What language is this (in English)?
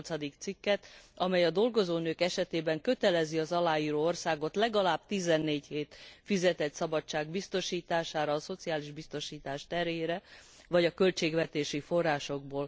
Hungarian